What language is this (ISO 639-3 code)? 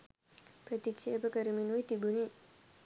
sin